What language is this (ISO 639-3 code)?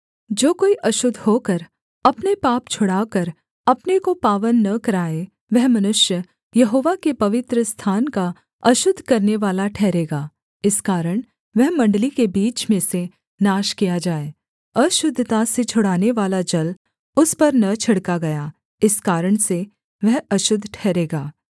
hin